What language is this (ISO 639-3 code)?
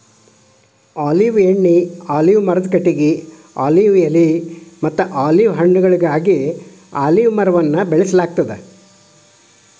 kan